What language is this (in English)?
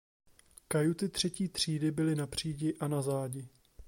Czech